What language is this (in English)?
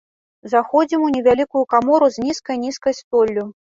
Belarusian